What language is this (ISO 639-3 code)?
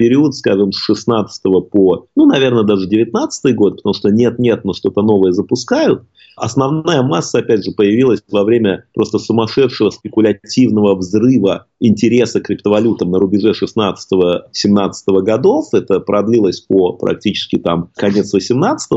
rus